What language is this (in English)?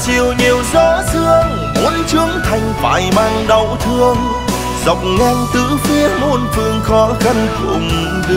Vietnamese